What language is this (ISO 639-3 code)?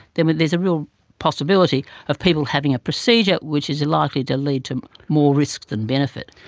eng